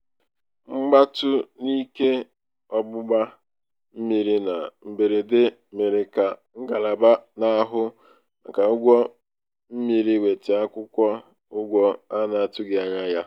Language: Igbo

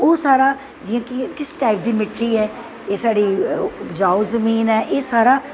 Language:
Dogri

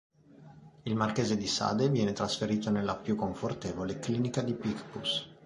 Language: Italian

